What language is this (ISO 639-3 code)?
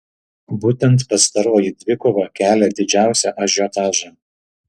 lit